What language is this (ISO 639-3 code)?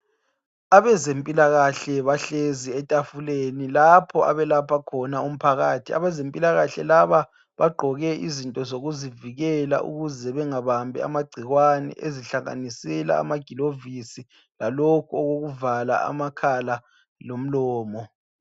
nde